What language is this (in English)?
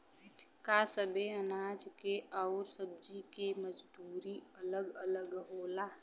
Bhojpuri